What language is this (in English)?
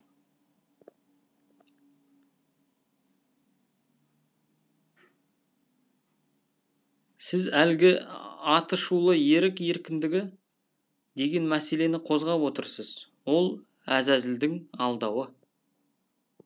Kazakh